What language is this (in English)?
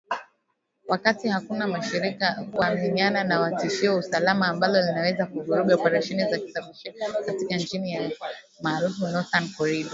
Swahili